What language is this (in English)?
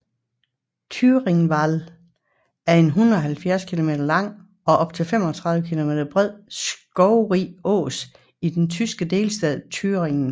Danish